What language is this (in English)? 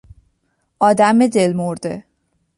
Persian